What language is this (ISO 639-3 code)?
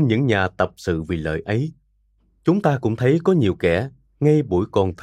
vie